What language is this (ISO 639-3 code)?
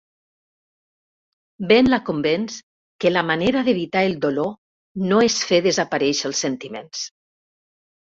cat